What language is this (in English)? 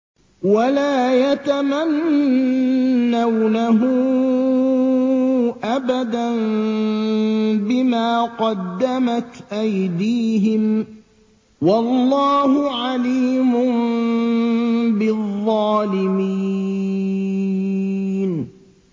Arabic